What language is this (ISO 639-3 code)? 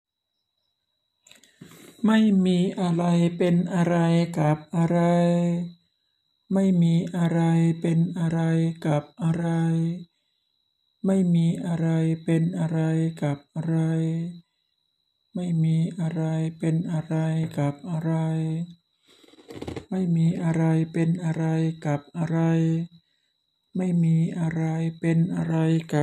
tha